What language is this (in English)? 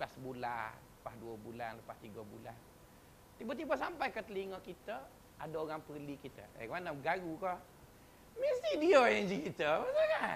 Malay